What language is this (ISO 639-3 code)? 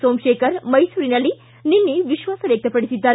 kan